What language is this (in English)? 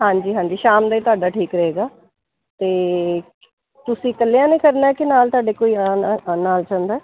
Punjabi